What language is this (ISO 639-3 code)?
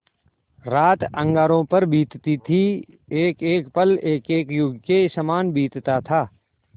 hin